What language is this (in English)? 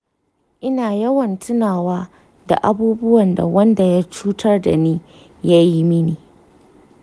Hausa